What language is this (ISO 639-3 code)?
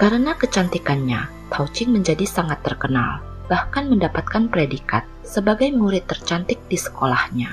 ind